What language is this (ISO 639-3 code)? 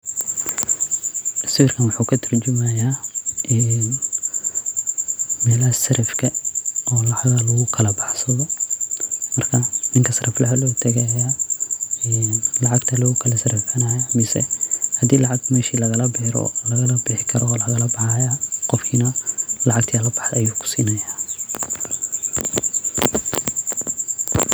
som